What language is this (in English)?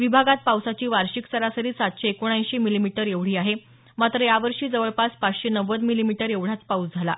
Marathi